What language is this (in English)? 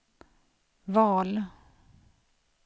Swedish